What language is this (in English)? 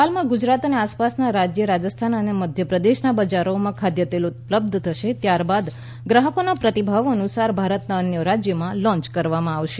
Gujarati